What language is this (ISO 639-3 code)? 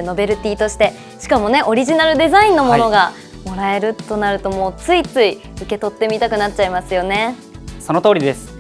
jpn